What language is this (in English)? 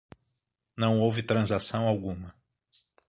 Portuguese